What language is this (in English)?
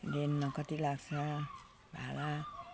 Nepali